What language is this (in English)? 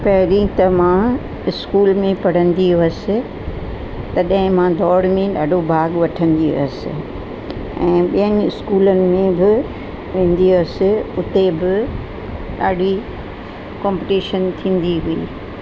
Sindhi